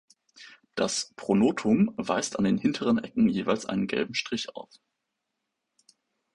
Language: German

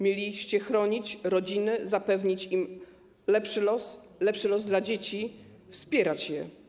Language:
Polish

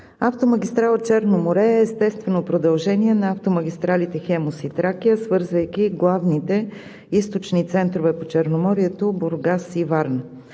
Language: Bulgarian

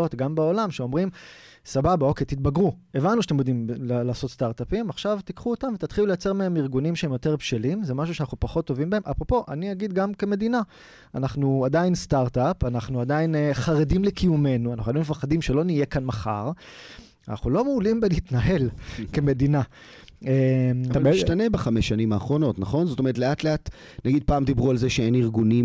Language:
Hebrew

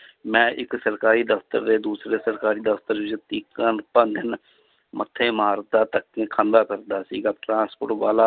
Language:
Punjabi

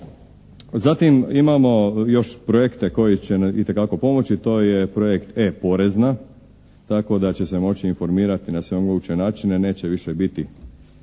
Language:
Croatian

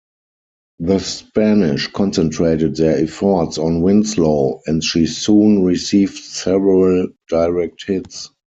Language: English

